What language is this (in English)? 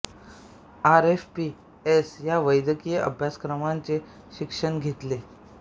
Marathi